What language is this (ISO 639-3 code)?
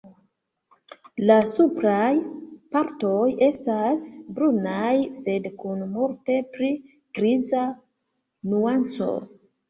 epo